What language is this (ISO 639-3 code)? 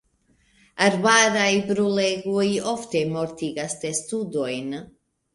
epo